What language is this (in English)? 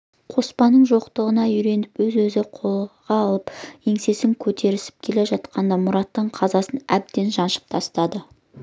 Kazakh